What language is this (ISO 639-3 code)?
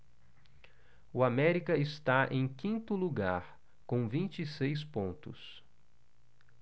por